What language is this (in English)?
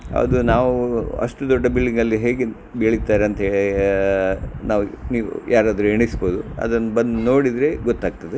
Kannada